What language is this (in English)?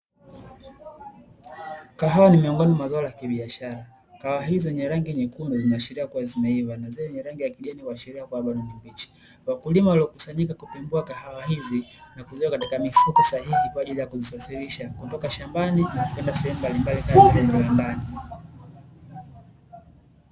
Swahili